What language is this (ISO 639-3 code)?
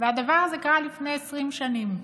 heb